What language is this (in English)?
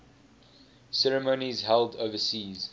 English